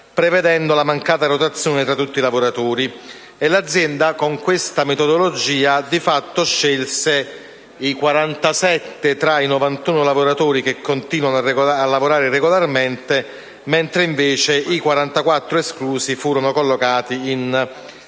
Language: Italian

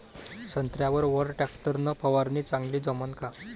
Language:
Marathi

